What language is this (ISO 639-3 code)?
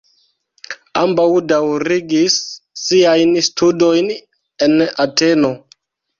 epo